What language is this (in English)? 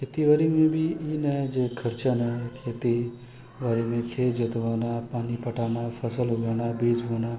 Maithili